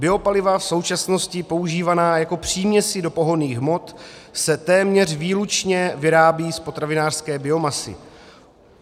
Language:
Czech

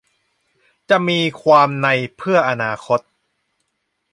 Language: Thai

